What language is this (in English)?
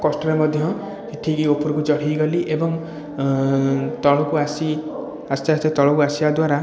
Odia